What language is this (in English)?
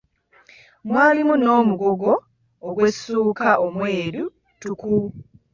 Ganda